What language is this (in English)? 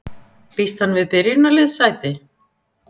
Icelandic